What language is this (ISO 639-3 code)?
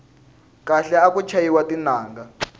tso